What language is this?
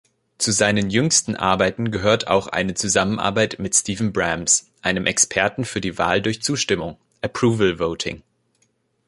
German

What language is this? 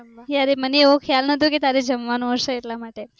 Gujarati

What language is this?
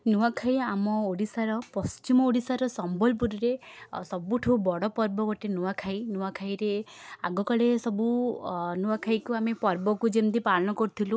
Odia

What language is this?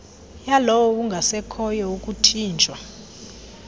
Xhosa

